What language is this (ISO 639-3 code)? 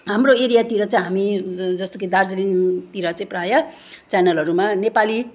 nep